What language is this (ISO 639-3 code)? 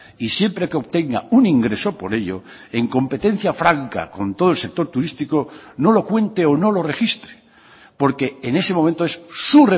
spa